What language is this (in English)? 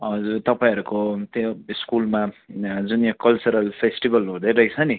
Nepali